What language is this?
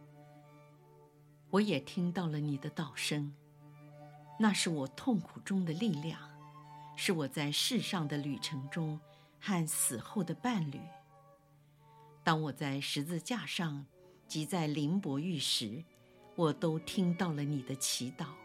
Chinese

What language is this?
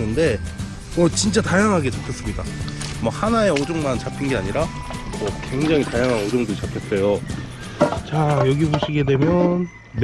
Korean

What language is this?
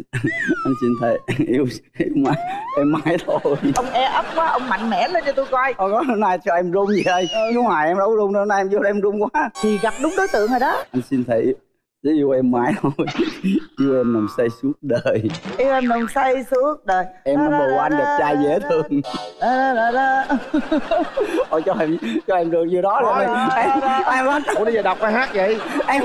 Vietnamese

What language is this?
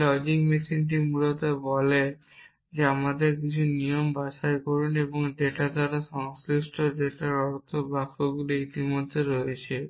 Bangla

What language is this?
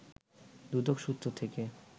Bangla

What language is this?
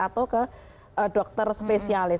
Indonesian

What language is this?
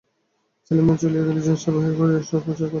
Bangla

